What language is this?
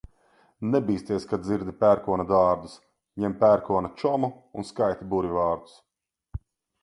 Latvian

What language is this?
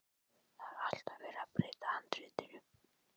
Icelandic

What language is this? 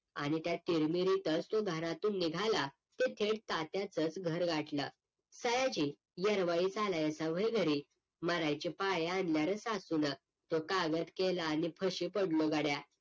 Marathi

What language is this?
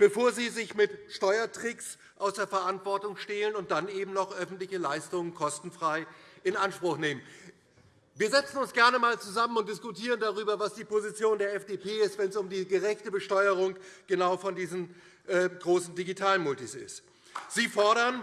German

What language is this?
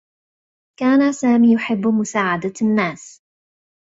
Arabic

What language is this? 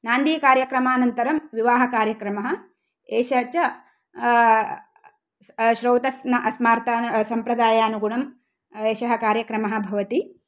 Sanskrit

